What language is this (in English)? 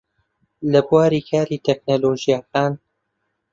Central Kurdish